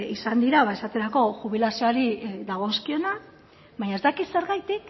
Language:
Basque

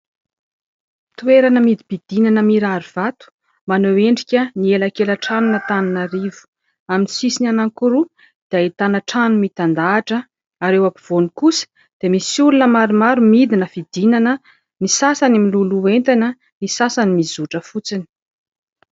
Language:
Malagasy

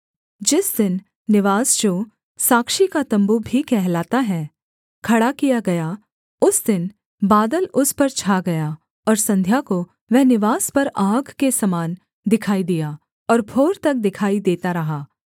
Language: Hindi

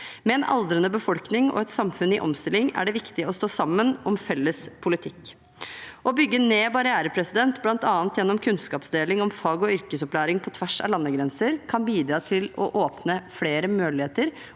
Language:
Norwegian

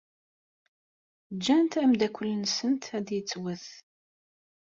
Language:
Kabyle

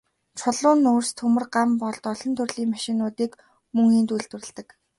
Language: Mongolian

